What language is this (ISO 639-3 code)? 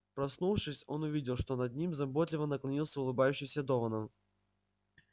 rus